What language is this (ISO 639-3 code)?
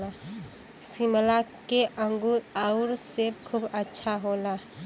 bho